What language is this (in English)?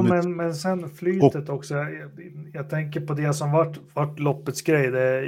Swedish